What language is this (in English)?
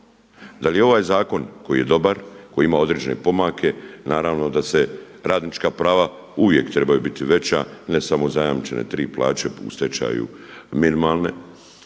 Croatian